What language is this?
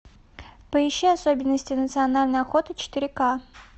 Russian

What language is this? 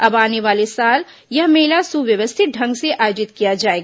Hindi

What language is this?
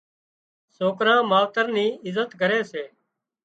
Wadiyara Koli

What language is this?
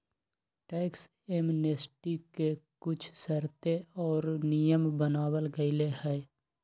Magahi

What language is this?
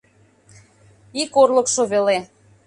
Mari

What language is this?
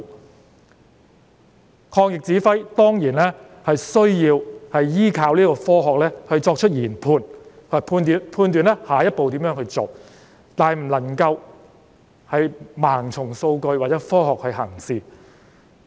Cantonese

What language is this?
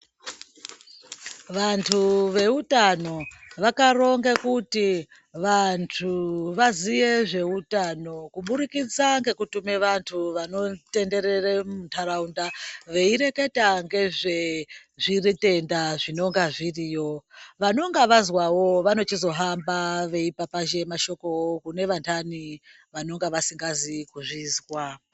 Ndau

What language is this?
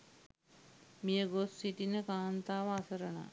Sinhala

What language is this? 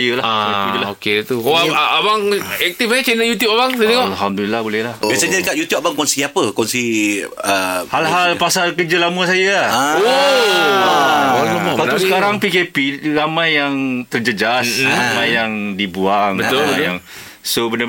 Malay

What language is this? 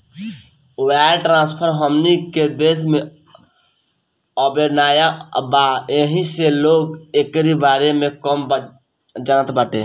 Bhojpuri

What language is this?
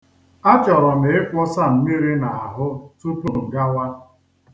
Igbo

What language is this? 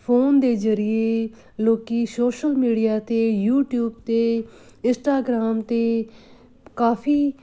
Punjabi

